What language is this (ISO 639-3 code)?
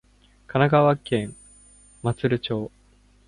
jpn